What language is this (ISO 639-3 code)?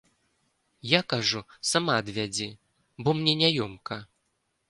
bel